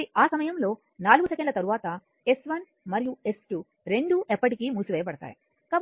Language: Telugu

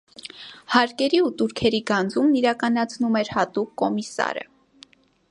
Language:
Armenian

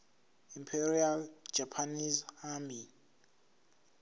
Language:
Zulu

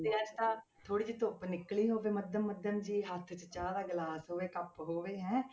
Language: Punjabi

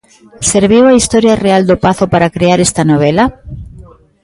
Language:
Galician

